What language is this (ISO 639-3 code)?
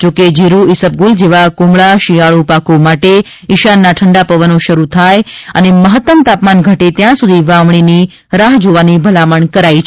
guj